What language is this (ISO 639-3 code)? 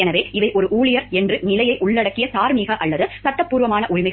tam